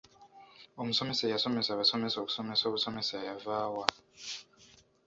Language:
Ganda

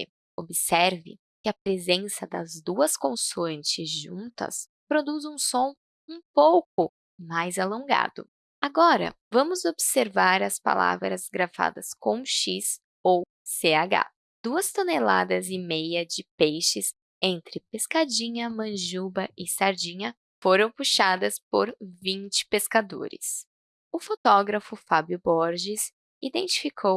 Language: Portuguese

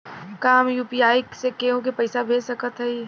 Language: Bhojpuri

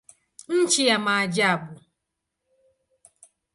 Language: Swahili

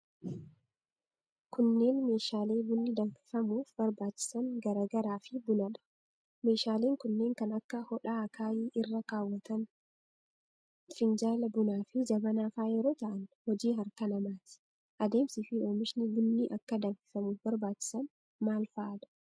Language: Oromo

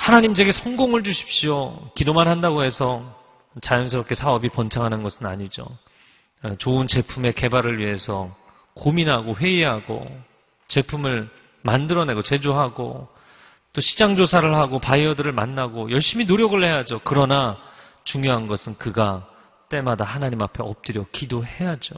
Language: Korean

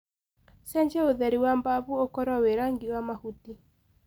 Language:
Kikuyu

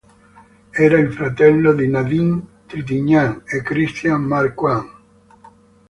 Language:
Italian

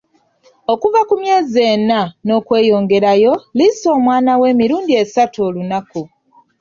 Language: Ganda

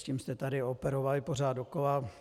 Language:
Czech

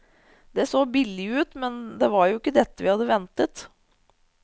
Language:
Norwegian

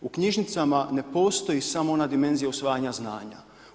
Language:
Croatian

